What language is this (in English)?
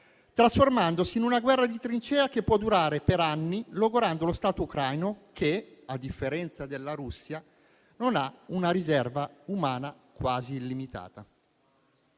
Italian